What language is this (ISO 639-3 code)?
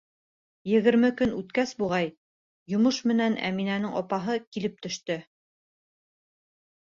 bak